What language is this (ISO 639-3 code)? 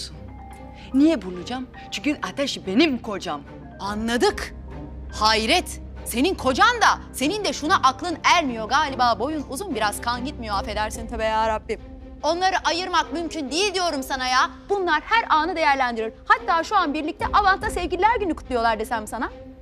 tur